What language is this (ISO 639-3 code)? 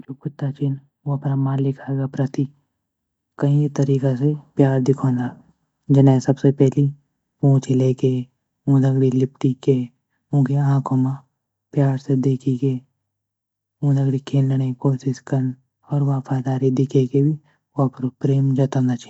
gbm